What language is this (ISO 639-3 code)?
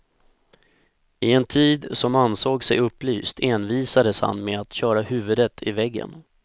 swe